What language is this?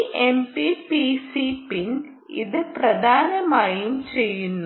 Malayalam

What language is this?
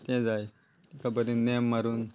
Konkani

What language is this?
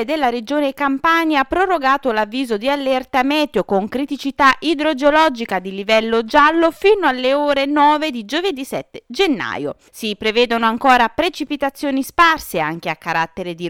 Italian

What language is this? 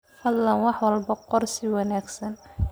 Somali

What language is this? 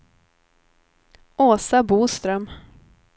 Swedish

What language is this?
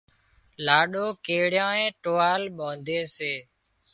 Wadiyara Koli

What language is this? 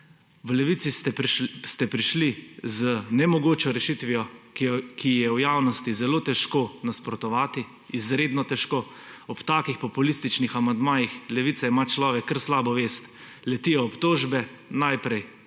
Slovenian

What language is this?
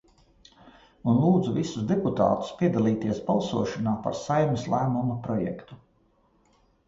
Latvian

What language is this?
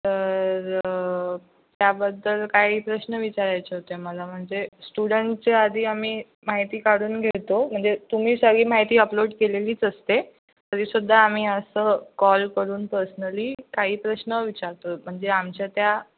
Marathi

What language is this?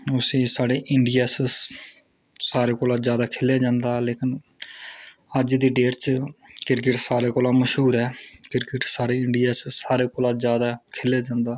Dogri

